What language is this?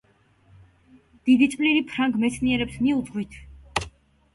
Georgian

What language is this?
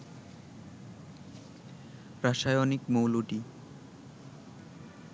Bangla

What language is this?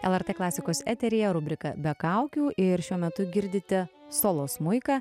Lithuanian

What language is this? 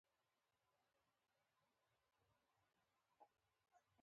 Pashto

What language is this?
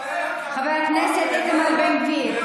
Hebrew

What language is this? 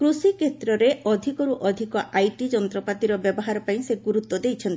Odia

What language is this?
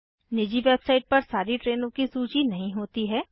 Hindi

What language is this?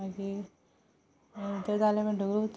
Konkani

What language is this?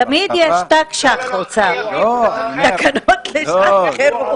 Hebrew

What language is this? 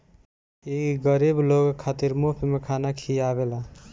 Bhojpuri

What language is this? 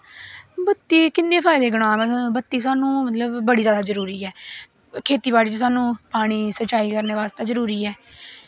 Dogri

